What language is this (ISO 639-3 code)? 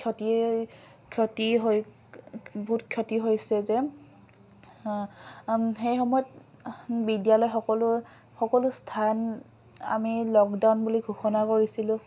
asm